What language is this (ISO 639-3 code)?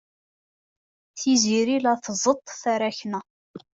kab